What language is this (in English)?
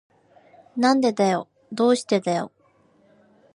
Japanese